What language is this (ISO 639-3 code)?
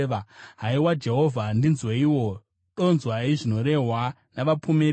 sna